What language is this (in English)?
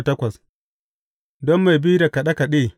Hausa